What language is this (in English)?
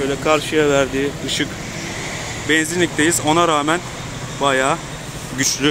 Turkish